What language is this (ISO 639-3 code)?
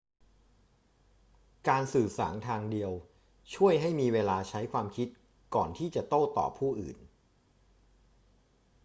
tha